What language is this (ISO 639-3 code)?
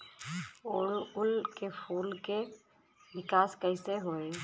bho